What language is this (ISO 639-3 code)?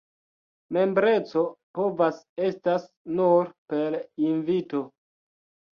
epo